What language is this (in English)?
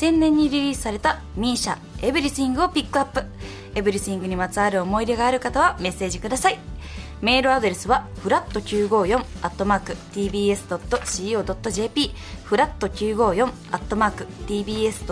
Japanese